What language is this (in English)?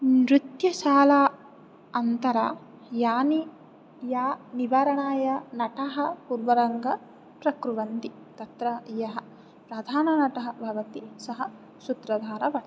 Sanskrit